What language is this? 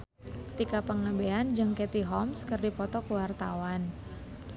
Sundanese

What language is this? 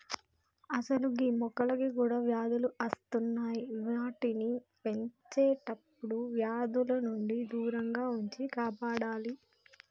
Telugu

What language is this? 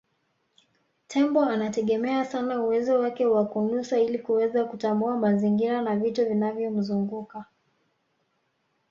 Swahili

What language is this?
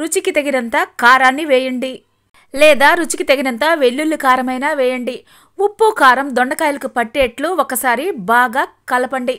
Telugu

